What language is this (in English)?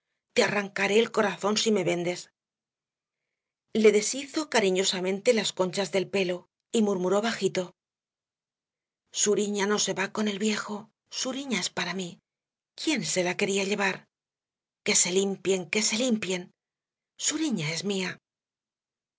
Spanish